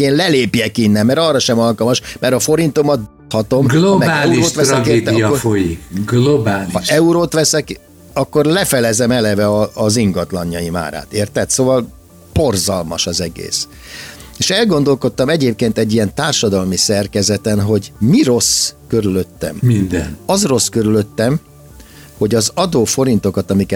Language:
Hungarian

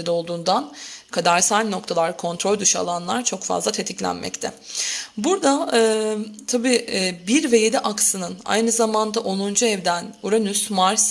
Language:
Turkish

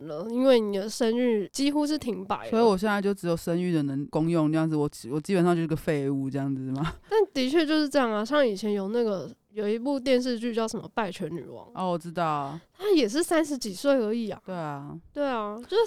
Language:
Chinese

